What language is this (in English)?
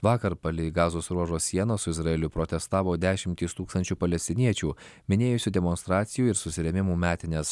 Lithuanian